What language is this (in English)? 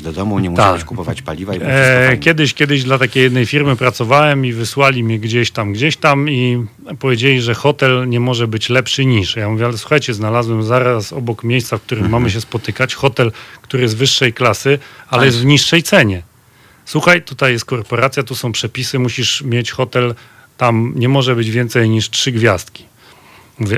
Polish